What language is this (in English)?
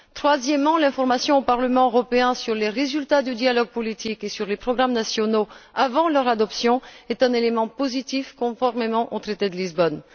French